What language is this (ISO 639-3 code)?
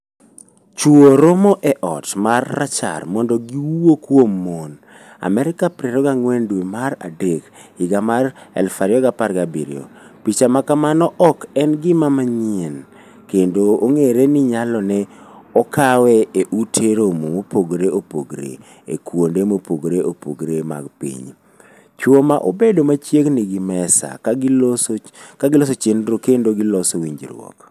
luo